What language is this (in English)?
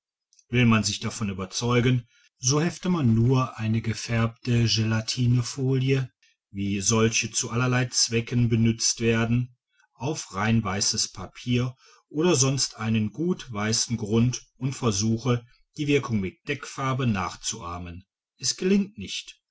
German